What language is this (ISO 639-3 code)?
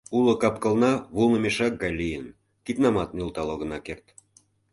chm